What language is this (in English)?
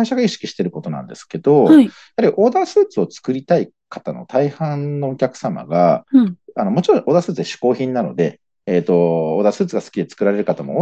Japanese